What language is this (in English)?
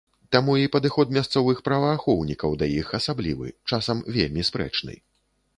Belarusian